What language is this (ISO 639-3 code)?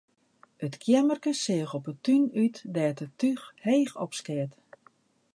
fry